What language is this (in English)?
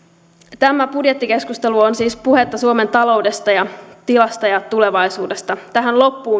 Finnish